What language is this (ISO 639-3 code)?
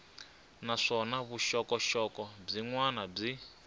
tso